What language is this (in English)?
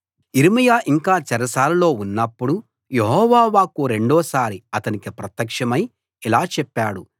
Telugu